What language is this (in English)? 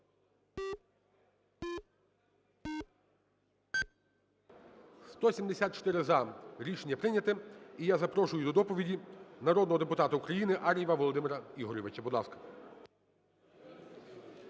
Ukrainian